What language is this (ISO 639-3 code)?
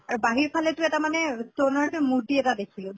asm